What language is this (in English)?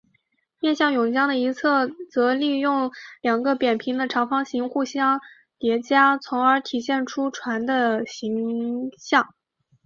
Chinese